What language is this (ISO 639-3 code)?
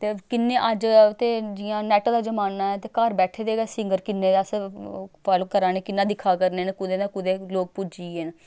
doi